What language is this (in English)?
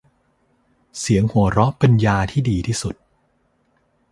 Thai